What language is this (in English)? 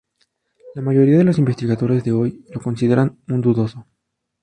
Spanish